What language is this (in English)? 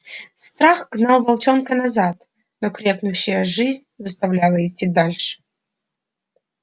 Russian